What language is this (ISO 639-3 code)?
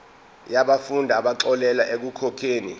zul